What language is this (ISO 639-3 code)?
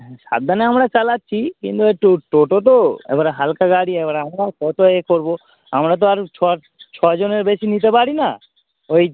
ben